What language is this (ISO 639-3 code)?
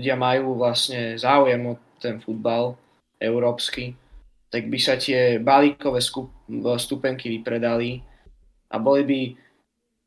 slk